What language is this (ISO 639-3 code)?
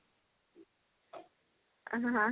ori